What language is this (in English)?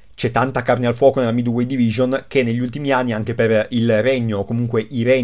Italian